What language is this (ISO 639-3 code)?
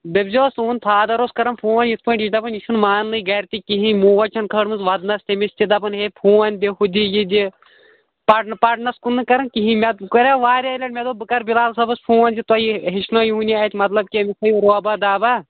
kas